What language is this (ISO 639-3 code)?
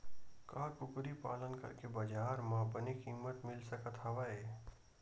hne